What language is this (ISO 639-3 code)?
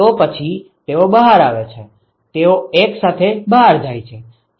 guj